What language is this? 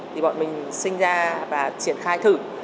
Vietnamese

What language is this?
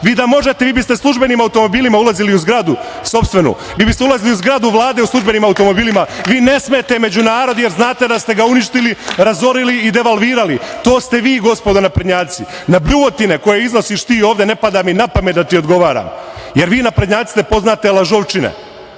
Serbian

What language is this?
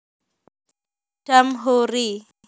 Javanese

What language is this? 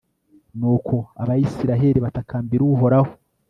Kinyarwanda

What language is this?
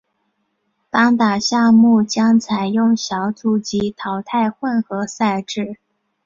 Chinese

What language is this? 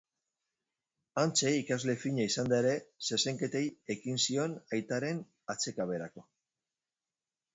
Basque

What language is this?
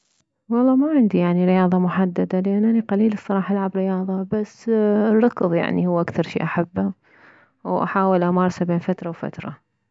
Mesopotamian Arabic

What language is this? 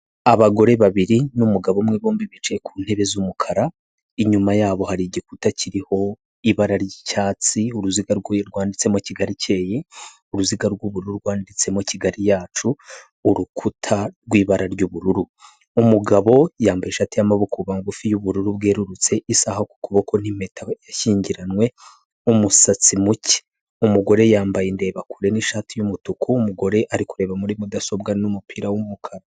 Kinyarwanda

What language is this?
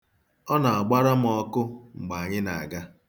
Igbo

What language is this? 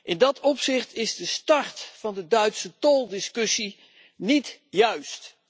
Dutch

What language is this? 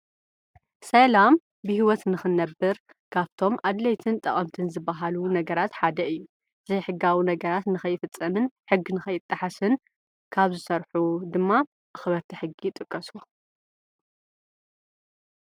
Tigrinya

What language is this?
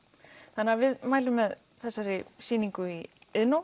Icelandic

